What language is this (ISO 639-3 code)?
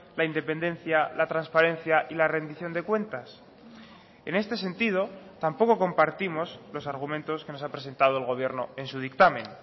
spa